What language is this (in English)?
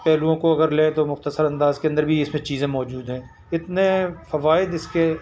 Urdu